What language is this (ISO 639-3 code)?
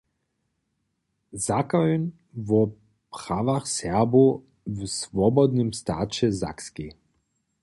hsb